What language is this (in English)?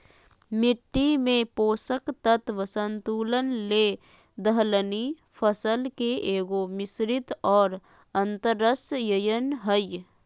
Magahi